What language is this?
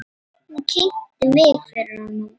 Icelandic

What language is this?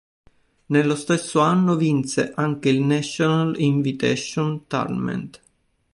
Italian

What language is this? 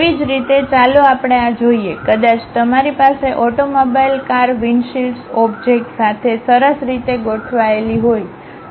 Gujarati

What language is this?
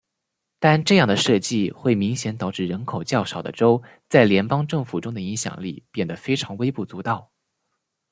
Chinese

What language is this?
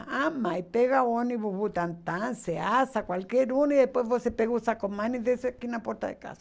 Portuguese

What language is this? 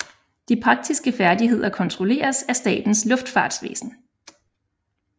Danish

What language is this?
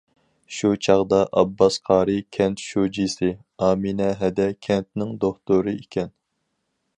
Uyghur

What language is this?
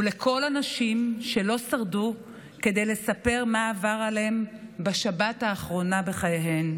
Hebrew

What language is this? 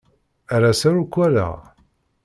Kabyle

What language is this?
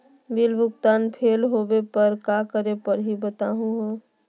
Magahi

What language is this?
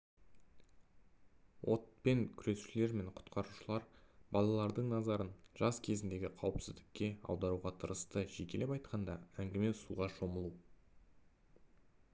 Kazakh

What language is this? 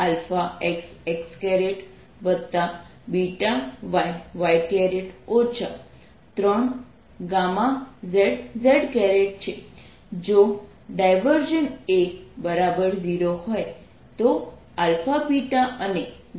Gujarati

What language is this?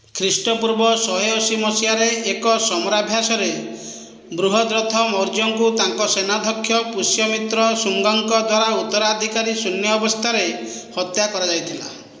Odia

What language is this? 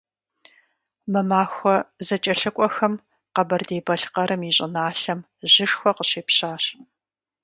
Kabardian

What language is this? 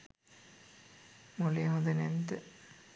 Sinhala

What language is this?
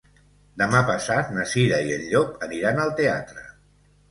Catalan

